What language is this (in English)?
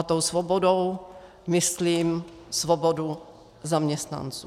Czech